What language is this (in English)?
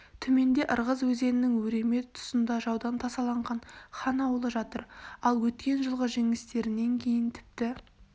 Kazakh